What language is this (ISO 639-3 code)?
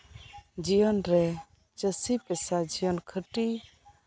sat